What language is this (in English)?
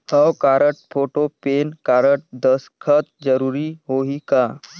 Chhattisgarhi